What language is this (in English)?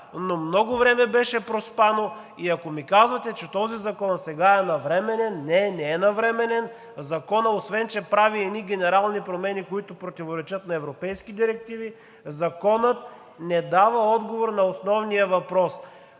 Bulgarian